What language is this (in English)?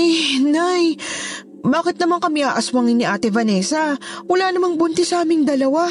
Filipino